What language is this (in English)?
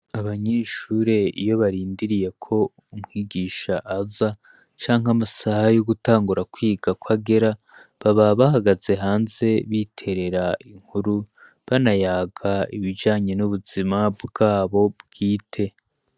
Rundi